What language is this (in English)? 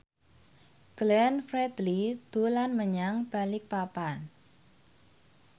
Javanese